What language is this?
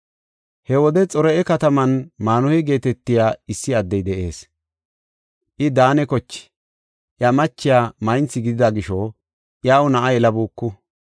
Gofa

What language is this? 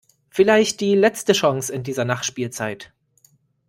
German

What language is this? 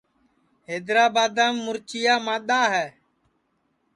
Sansi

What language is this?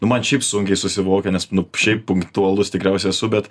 Lithuanian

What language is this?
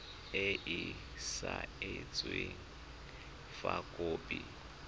Tswana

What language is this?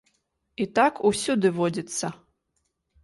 Belarusian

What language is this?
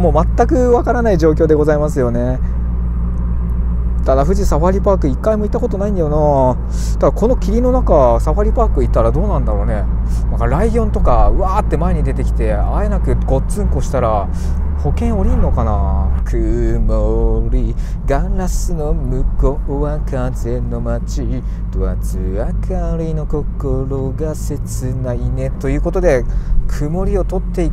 Japanese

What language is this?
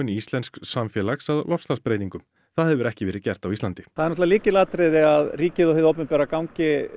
Icelandic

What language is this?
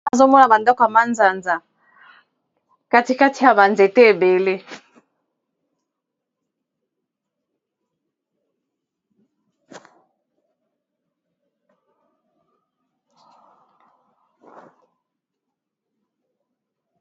Lingala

